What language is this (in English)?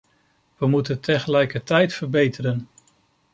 Dutch